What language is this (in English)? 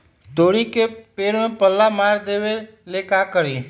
Magahi